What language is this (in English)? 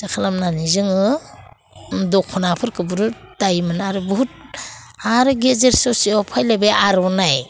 Bodo